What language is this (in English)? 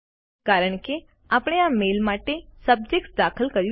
Gujarati